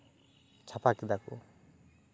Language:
Santali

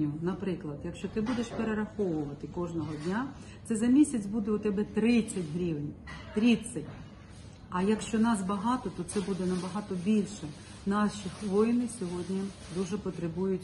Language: Ukrainian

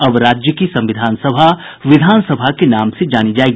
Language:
Hindi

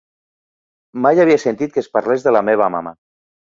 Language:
Catalan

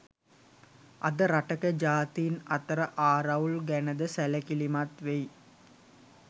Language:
Sinhala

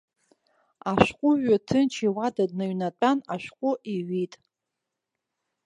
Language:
Abkhazian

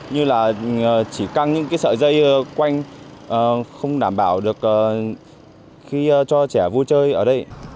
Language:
Vietnamese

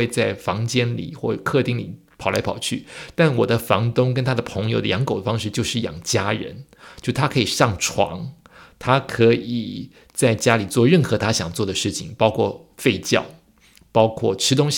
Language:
Chinese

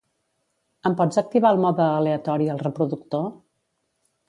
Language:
Catalan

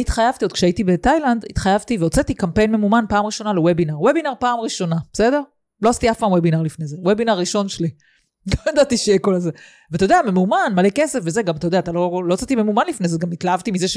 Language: Hebrew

